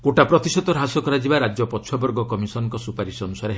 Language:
Odia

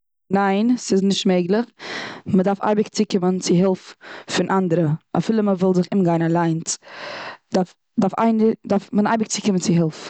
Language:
Yiddish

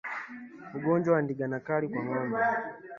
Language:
Swahili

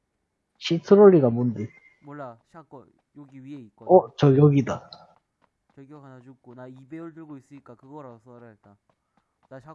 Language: Korean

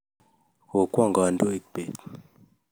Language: Kalenjin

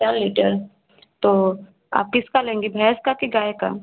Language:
Hindi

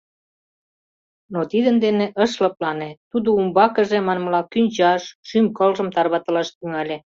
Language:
Mari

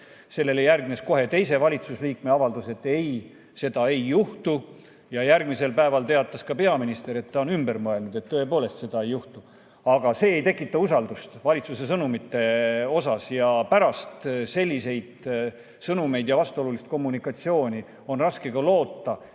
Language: Estonian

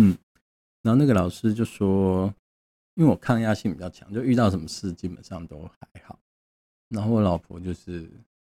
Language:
Chinese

